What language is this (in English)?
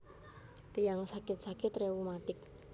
Javanese